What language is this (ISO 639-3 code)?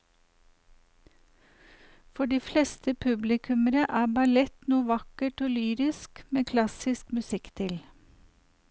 nor